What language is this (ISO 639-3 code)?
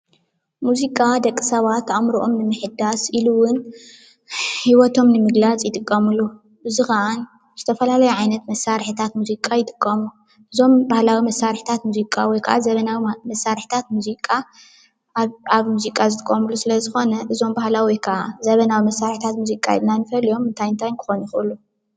tir